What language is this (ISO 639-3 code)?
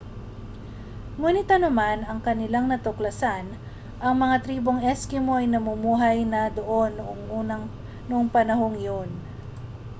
fil